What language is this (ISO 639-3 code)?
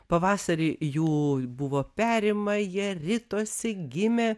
lit